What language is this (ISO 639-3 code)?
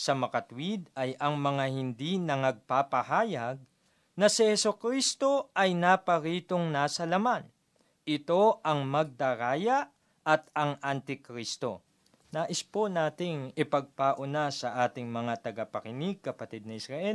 fil